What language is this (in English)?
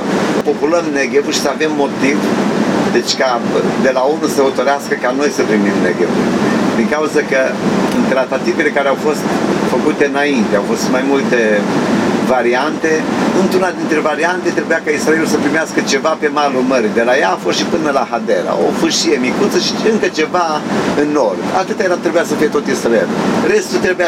Romanian